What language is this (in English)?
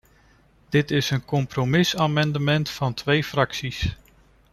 Dutch